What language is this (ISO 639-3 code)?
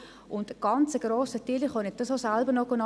gsw